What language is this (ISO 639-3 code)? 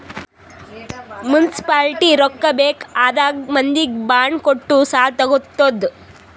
kan